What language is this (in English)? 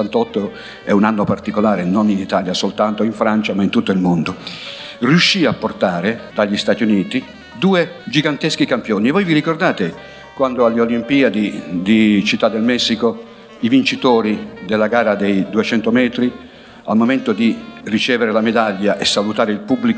Italian